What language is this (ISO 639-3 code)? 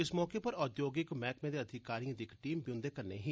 doi